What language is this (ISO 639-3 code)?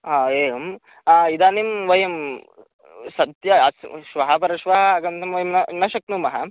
san